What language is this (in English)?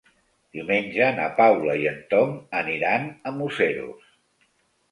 Catalan